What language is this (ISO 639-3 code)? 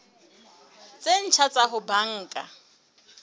sot